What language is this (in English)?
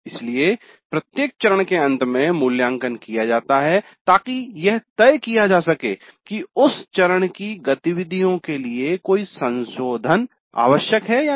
Hindi